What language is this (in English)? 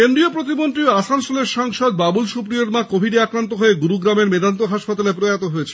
Bangla